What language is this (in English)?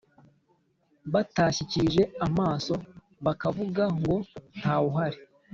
Kinyarwanda